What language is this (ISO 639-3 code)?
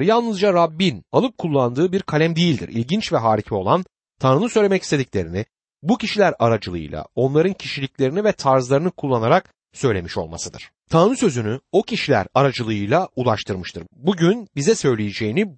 tur